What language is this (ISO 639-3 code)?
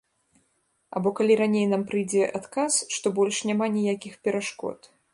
bel